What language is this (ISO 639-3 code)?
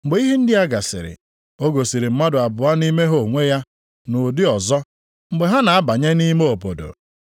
ibo